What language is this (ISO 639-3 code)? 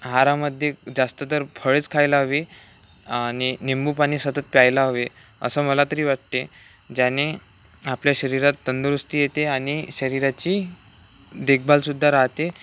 mar